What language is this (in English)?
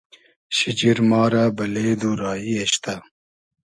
Hazaragi